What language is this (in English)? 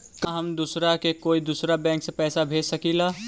Magahi